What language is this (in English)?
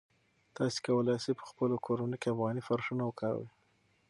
Pashto